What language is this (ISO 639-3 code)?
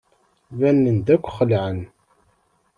kab